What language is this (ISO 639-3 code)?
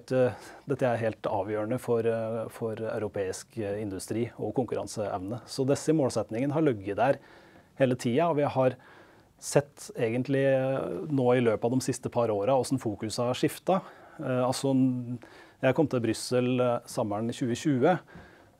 nor